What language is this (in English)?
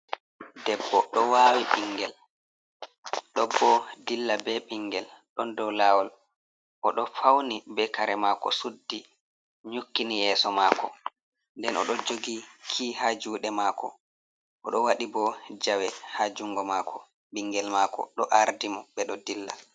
Fula